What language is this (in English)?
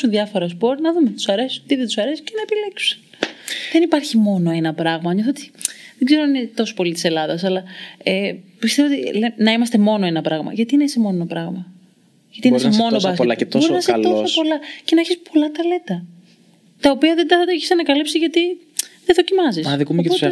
Greek